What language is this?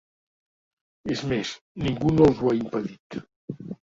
Catalan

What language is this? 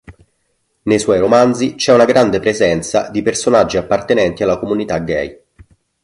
Italian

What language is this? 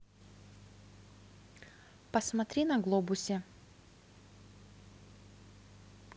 Russian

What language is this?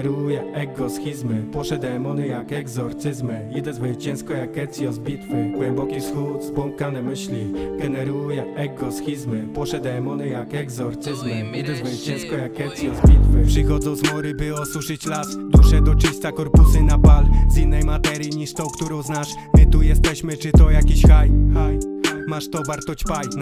Polish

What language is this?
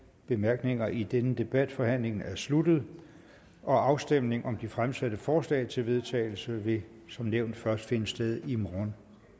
Danish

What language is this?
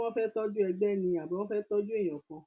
Yoruba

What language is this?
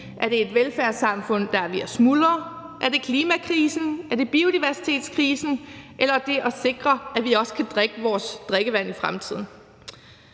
Danish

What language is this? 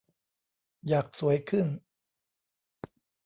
Thai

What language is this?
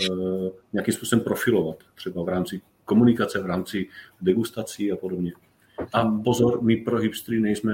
Czech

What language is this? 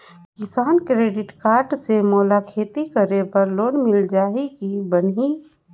Chhattisgarhi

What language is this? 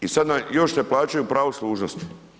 Croatian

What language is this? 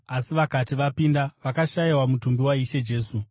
Shona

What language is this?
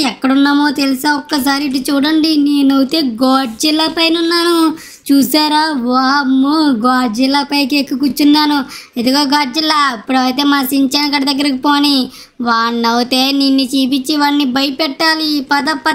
Telugu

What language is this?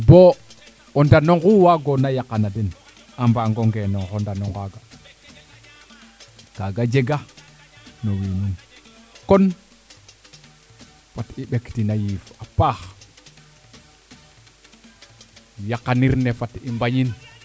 Serer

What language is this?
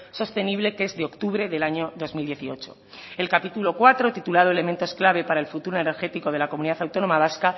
Spanish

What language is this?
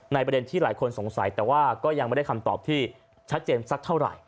Thai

